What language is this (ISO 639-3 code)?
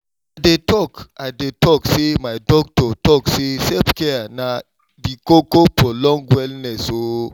pcm